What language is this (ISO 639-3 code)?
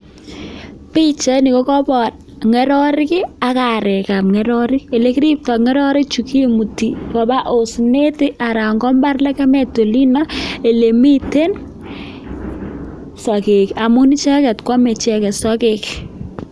kln